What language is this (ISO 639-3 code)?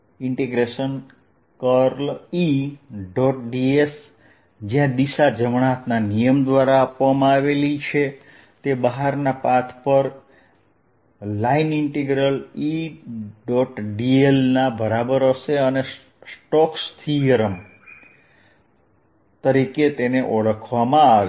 guj